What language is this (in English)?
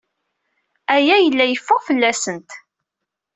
Kabyle